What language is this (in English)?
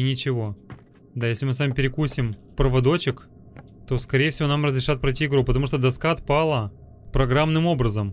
Russian